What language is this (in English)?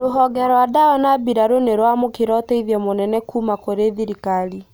Kikuyu